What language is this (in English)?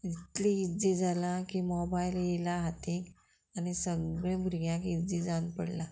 Konkani